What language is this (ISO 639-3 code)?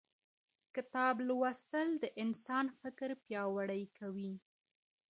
pus